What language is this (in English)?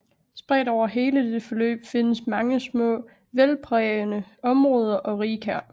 Danish